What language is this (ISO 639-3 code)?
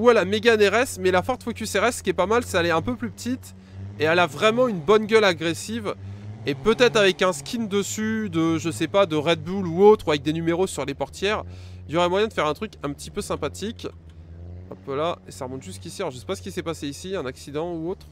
fra